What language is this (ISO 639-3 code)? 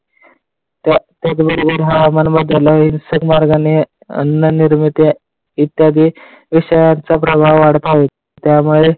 mar